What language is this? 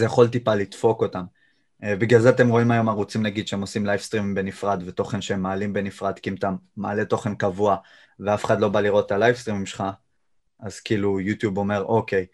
Hebrew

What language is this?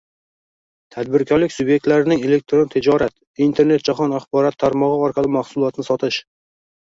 Uzbek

